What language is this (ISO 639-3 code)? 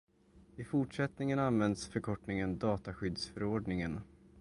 swe